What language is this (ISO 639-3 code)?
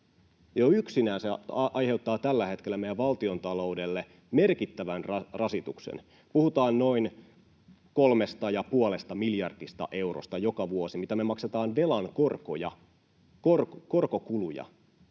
fin